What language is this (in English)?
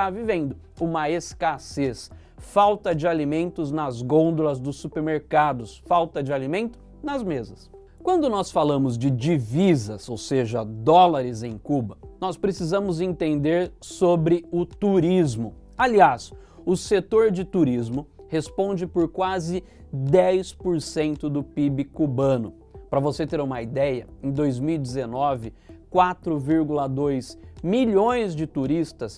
Portuguese